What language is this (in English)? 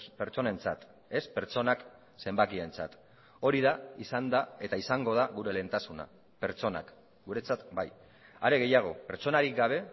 Basque